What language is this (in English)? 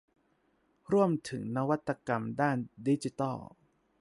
Thai